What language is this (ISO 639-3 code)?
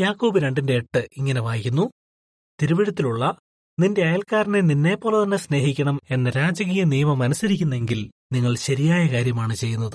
mal